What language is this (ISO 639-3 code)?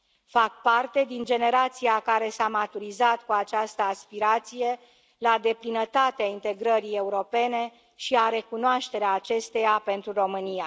ron